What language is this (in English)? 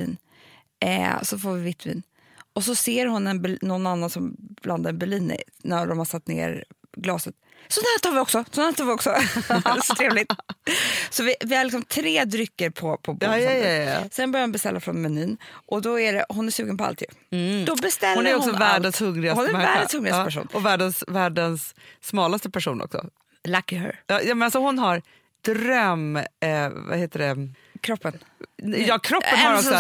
Swedish